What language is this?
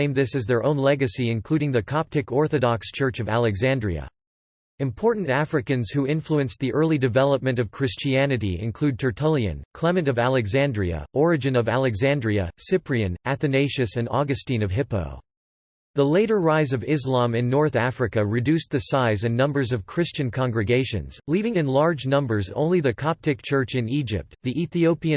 English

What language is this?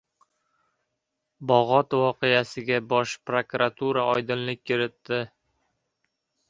Uzbek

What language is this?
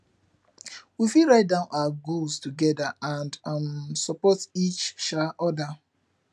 Nigerian Pidgin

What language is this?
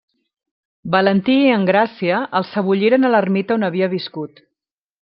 Catalan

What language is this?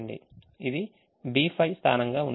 Telugu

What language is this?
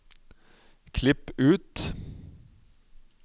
Norwegian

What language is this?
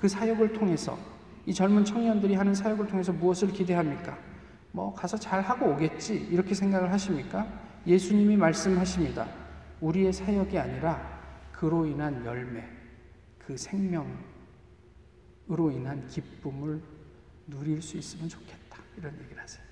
Korean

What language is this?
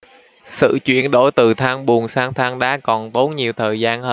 Vietnamese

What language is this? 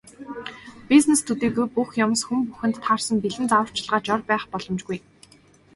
Mongolian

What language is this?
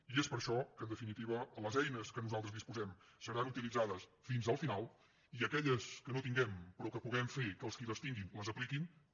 Catalan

